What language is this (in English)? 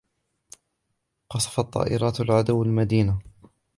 Arabic